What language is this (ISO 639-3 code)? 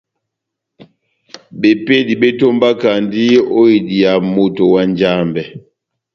bnm